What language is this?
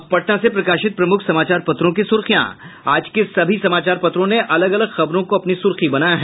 Hindi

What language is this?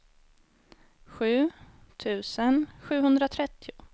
Swedish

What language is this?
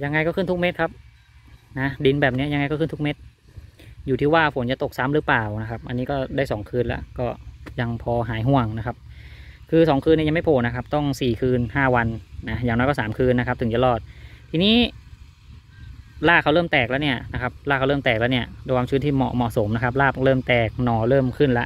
Thai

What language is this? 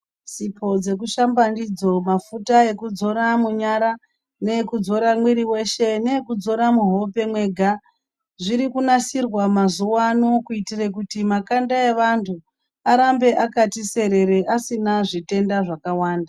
Ndau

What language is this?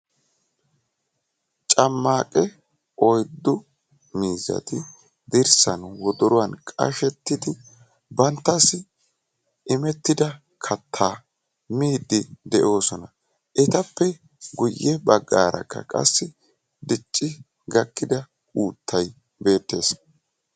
Wolaytta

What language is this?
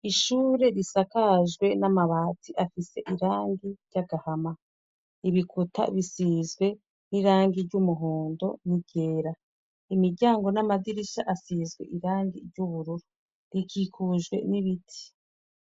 Rundi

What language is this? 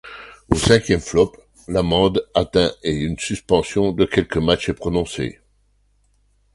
French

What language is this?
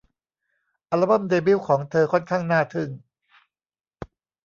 Thai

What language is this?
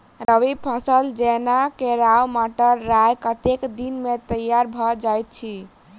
Maithili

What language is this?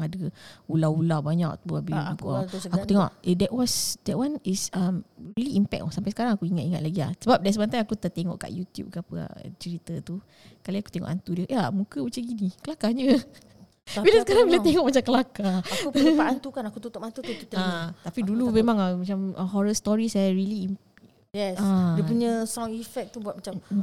Malay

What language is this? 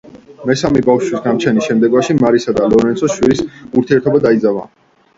Georgian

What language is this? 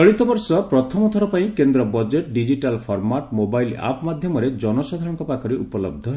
Odia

